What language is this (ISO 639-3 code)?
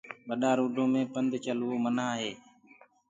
ggg